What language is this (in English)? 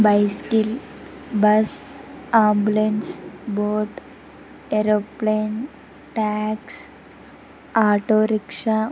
Telugu